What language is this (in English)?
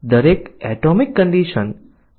Gujarati